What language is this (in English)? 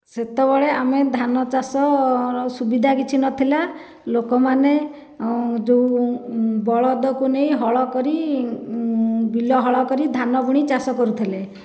Odia